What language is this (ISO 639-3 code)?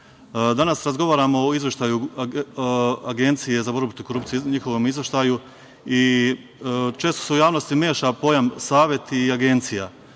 srp